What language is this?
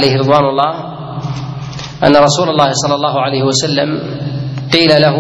Arabic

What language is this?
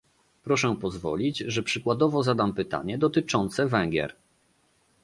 Polish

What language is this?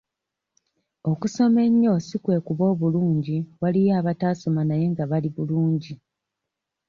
Ganda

